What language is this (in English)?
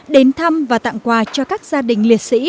Vietnamese